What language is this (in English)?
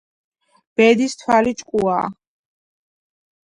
Georgian